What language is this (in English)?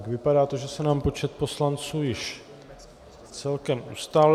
Czech